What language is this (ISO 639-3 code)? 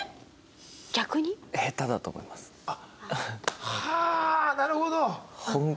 jpn